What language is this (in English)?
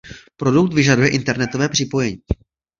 Czech